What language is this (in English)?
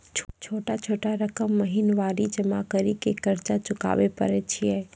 Maithili